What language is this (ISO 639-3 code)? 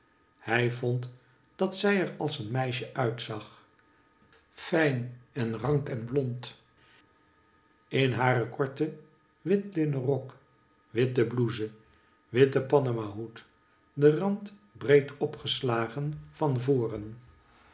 nld